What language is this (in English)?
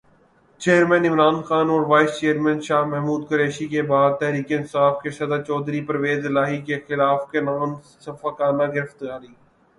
Urdu